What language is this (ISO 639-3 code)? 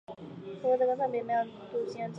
zho